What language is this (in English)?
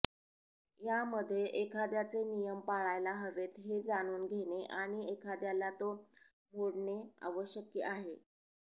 Marathi